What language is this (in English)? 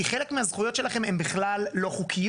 Hebrew